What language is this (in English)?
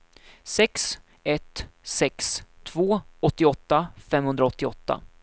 Swedish